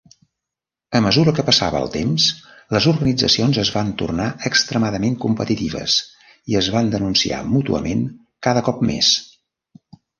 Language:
Catalan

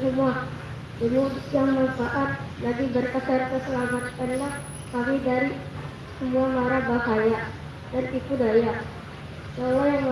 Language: Indonesian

